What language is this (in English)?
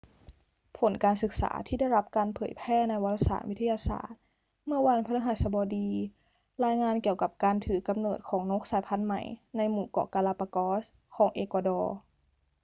Thai